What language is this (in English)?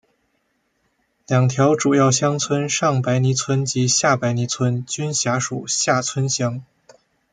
Chinese